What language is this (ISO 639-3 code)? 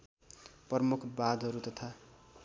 nep